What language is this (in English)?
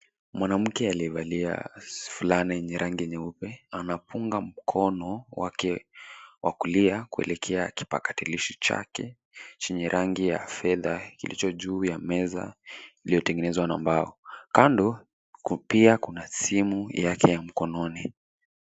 Swahili